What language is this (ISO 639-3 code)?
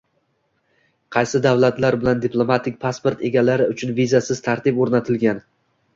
uzb